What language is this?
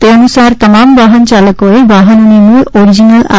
Gujarati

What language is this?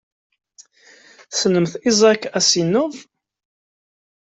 Kabyle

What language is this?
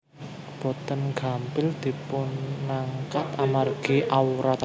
Javanese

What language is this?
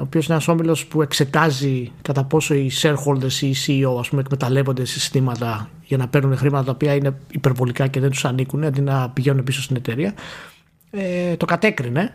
Greek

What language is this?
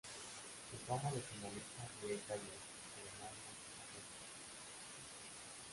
Spanish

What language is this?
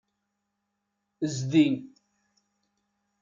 Kabyle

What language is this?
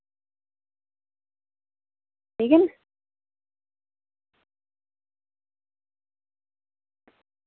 Dogri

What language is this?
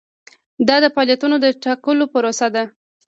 Pashto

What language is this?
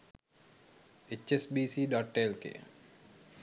Sinhala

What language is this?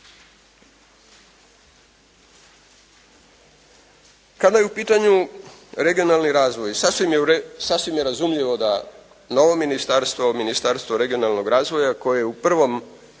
Croatian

